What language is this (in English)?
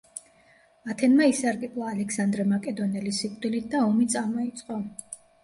Georgian